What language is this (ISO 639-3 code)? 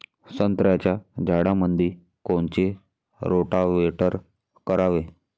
mar